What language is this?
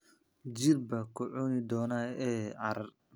Somali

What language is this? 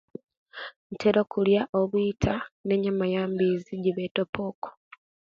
Kenyi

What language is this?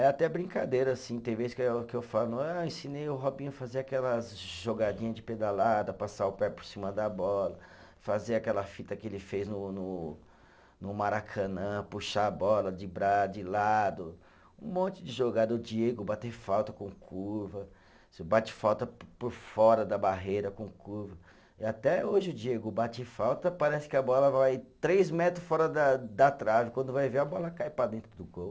Portuguese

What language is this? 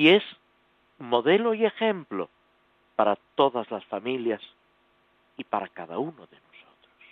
Spanish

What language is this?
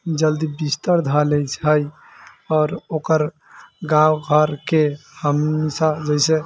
Maithili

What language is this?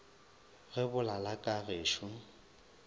Northern Sotho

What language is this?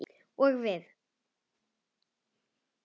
Icelandic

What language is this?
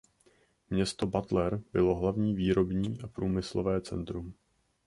Czech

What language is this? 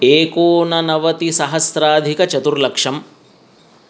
Sanskrit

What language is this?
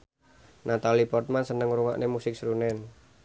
Javanese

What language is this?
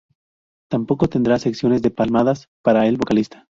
Spanish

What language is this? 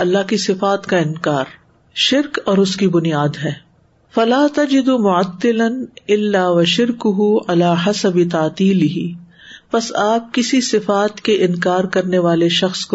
Urdu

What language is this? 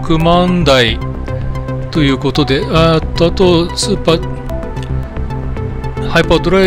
Japanese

